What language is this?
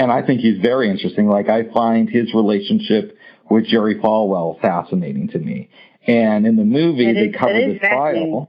English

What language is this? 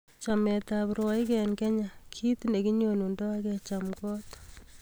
Kalenjin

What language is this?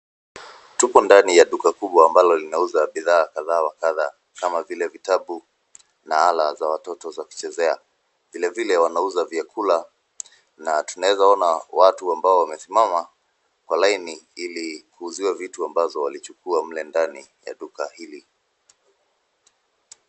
Swahili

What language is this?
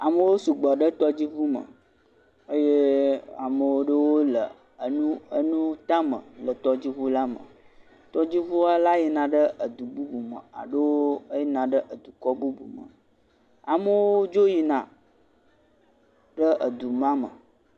Ewe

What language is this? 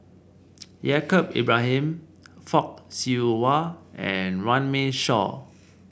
English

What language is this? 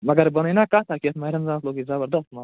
Kashmiri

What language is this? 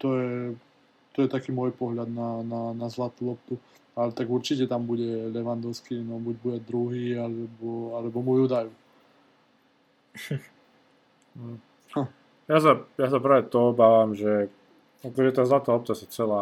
Slovak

